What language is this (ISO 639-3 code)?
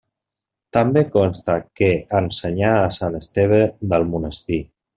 cat